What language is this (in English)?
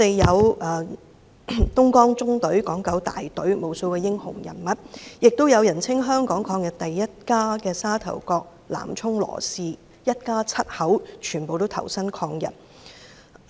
Cantonese